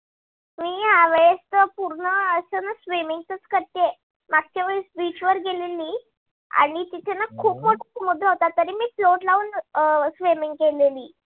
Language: Marathi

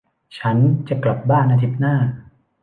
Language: Thai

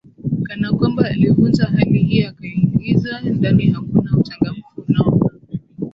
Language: Swahili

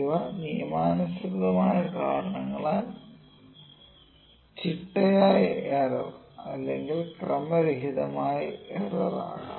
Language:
Malayalam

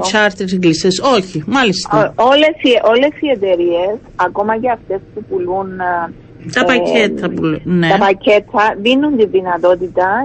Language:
Greek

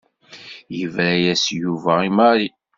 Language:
Kabyle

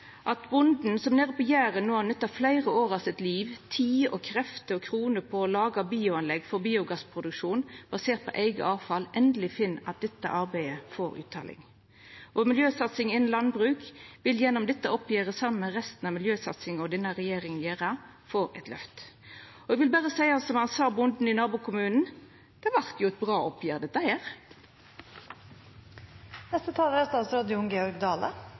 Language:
Norwegian Nynorsk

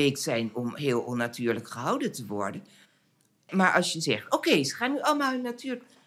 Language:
Dutch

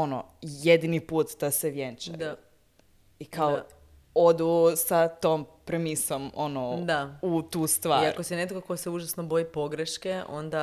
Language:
Croatian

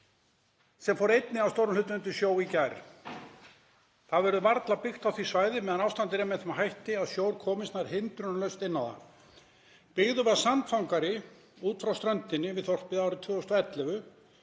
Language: Icelandic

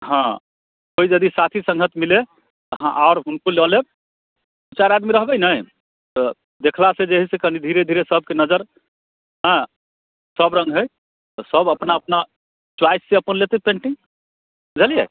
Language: Maithili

